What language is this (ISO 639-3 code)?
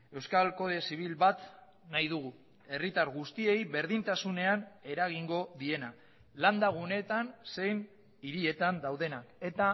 eus